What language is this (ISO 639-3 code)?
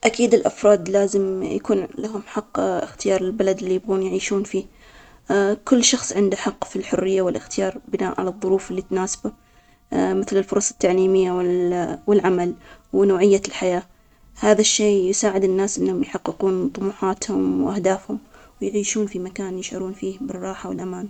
acx